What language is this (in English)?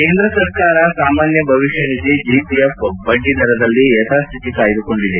Kannada